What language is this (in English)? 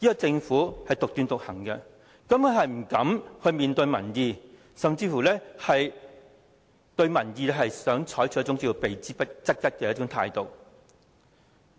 Cantonese